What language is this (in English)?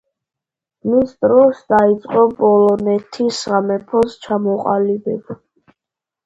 Georgian